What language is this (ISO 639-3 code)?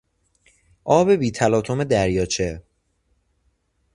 fas